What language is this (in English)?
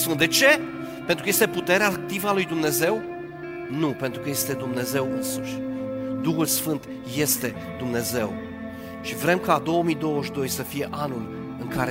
Romanian